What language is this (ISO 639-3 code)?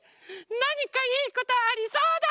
jpn